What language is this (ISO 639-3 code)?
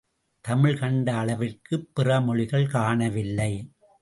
tam